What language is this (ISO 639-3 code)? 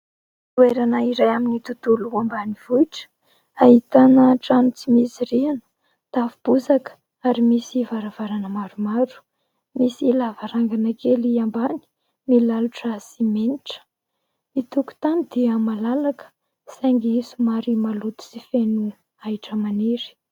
mlg